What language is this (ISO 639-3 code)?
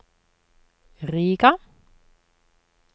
nor